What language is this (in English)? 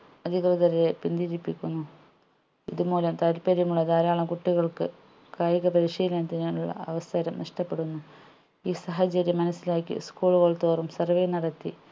Malayalam